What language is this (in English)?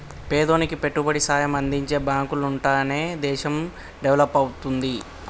Telugu